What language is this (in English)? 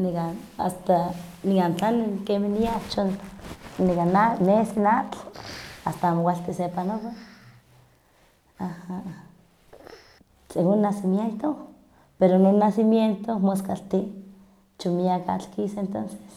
Huaxcaleca Nahuatl